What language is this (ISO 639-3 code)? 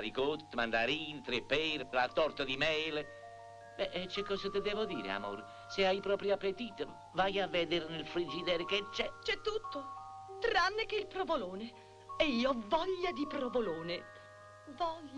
ita